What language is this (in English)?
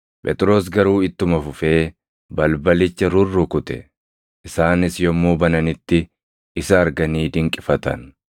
Oromo